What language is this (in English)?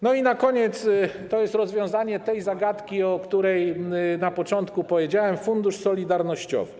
Polish